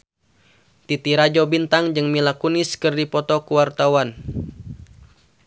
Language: Sundanese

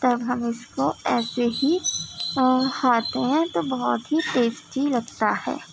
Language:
Urdu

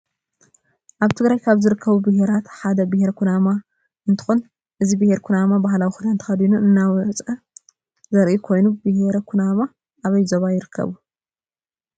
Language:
Tigrinya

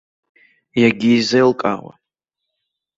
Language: Abkhazian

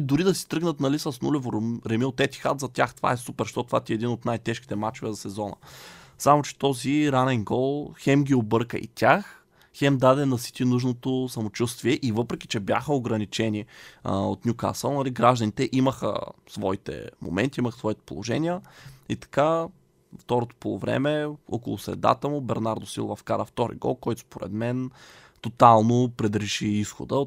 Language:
Bulgarian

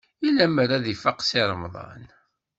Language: Kabyle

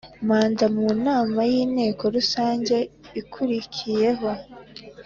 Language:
Kinyarwanda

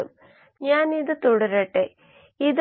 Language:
Malayalam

